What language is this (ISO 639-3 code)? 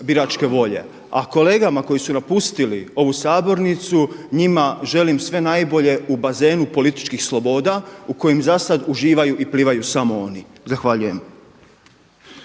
hrv